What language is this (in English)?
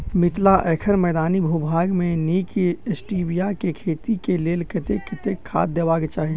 Maithili